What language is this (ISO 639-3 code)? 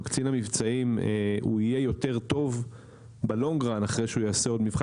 heb